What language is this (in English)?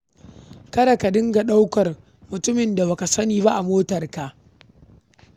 Hausa